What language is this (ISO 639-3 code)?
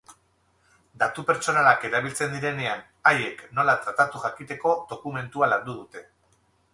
eus